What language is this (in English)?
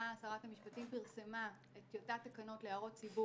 Hebrew